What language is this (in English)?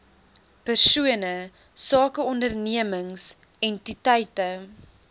Afrikaans